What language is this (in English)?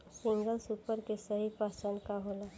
Bhojpuri